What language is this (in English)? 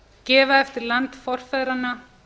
Icelandic